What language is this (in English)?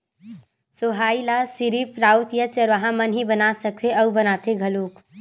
Chhattisgarhi